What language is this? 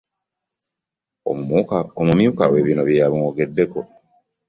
Ganda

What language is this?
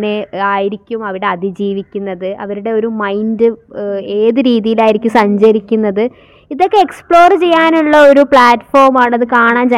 Malayalam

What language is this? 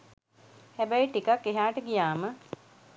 Sinhala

